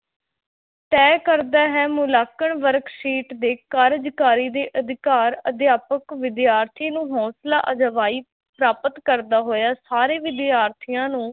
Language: Punjabi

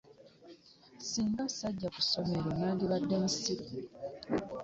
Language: Ganda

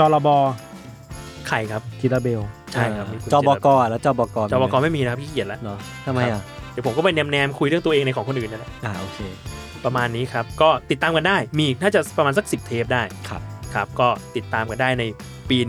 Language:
Thai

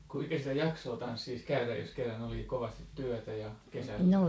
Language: Finnish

